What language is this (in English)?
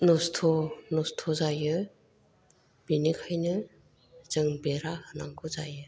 Bodo